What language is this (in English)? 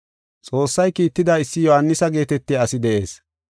Gofa